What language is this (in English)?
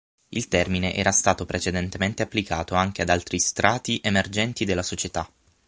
Italian